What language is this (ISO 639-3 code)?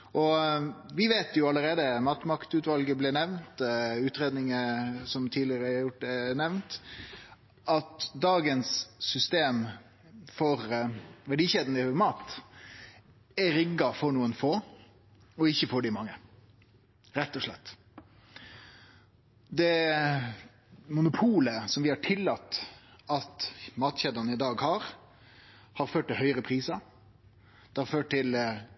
nno